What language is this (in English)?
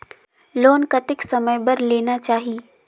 Chhattisgarhi